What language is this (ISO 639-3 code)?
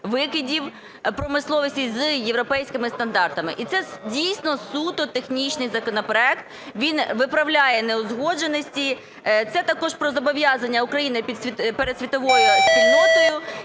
ukr